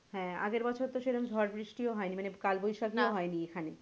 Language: Bangla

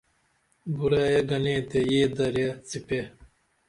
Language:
Dameli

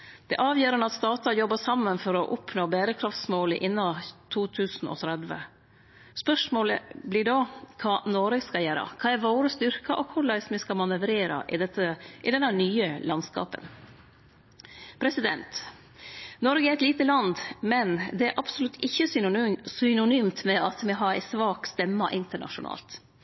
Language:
Norwegian Nynorsk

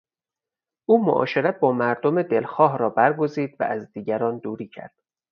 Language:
Persian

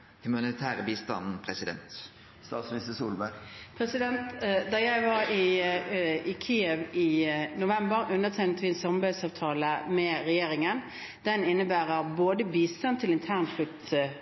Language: Norwegian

